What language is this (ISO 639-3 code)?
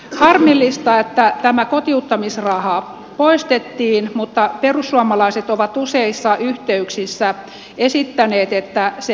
fin